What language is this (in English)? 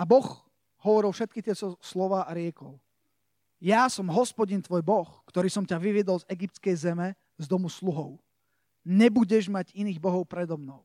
Slovak